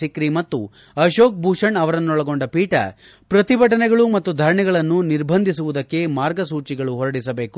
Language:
Kannada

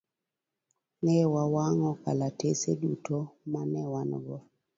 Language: Luo (Kenya and Tanzania)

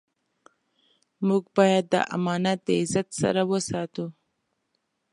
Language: Pashto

